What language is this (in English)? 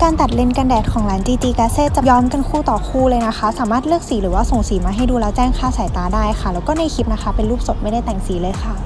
Thai